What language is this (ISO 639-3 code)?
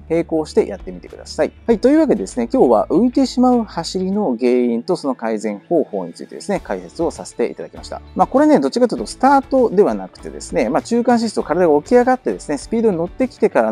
jpn